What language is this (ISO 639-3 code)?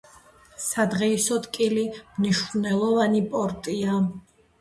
kat